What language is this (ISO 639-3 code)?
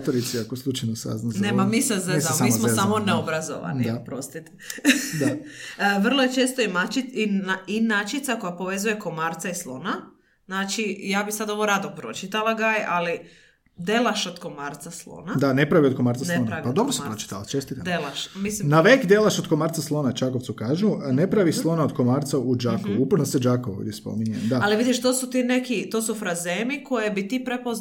hrv